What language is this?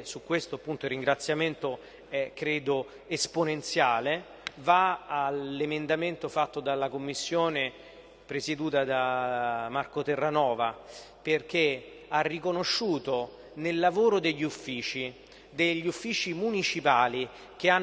Italian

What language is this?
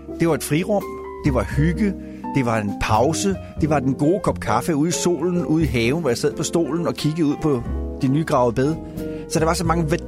Danish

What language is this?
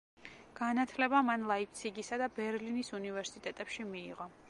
Georgian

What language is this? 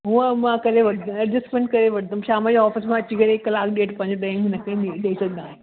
Sindhi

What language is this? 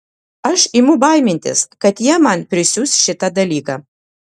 Lithuanian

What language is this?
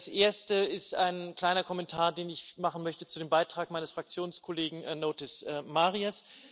German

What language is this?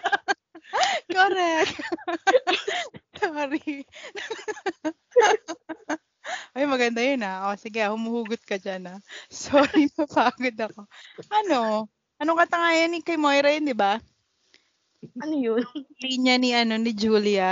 Filipino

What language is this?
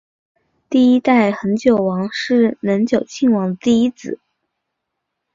Chinese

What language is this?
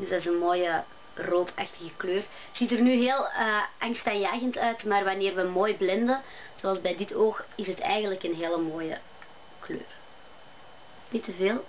Dutch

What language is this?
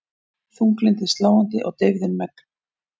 Icelandic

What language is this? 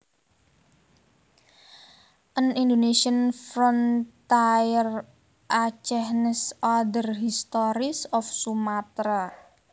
Javanese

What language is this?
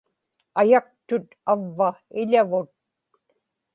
Inupiaq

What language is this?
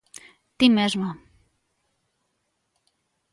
Galician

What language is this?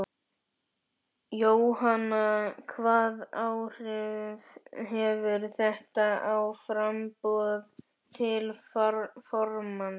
Icelandic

